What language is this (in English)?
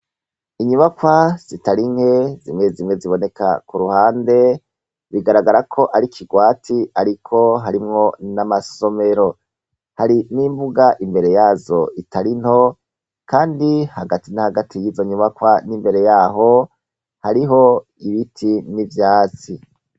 Rundi